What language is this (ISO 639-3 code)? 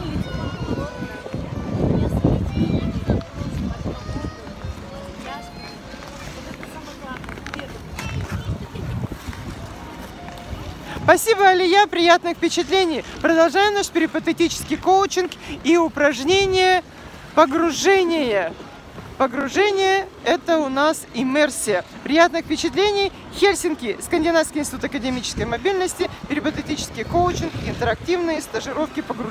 rus